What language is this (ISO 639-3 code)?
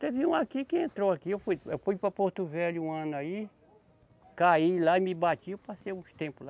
por